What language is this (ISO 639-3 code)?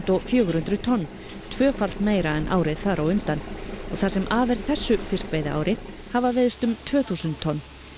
isl